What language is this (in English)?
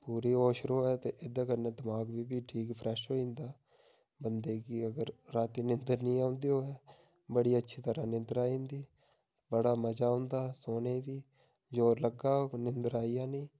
Dogri